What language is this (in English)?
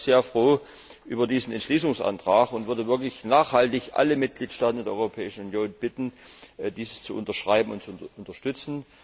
German